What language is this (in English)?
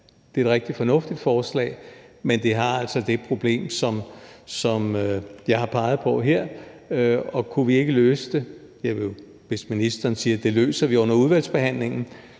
Danish